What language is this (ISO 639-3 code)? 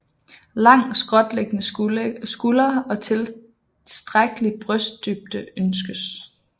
dan